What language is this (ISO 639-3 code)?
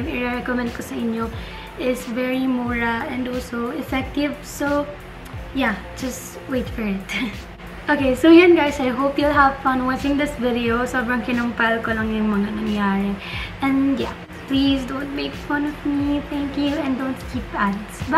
eng